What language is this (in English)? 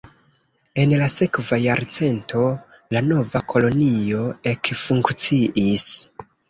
Esperanto